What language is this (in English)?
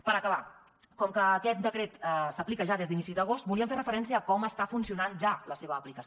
Catalan